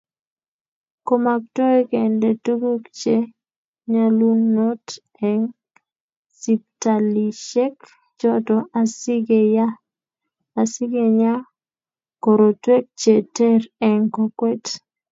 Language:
Kalenjin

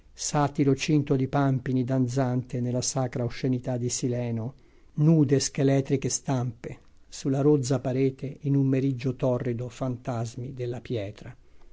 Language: Italian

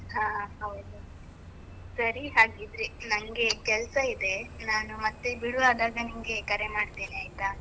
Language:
Kannada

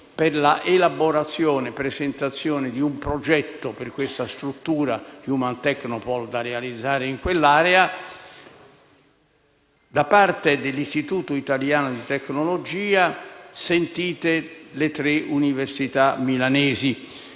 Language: Italian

